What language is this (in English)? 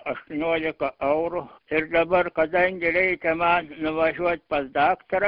Lithuanian